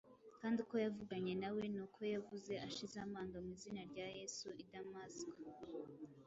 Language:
Kinyarwanda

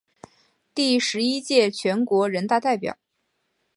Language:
Chinese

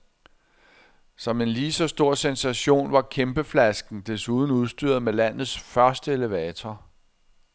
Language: Danish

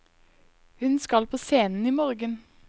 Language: Norwegian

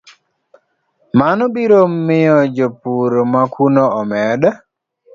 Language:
Luo (Kenya and Tanzania)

